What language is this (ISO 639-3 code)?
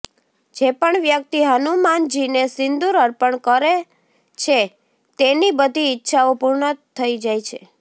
guj